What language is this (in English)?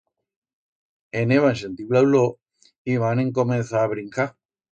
Aragonese